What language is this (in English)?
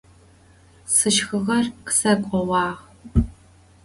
Adyghe